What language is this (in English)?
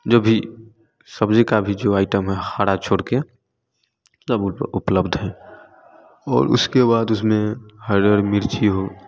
Hindi